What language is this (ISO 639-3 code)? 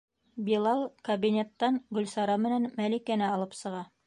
bak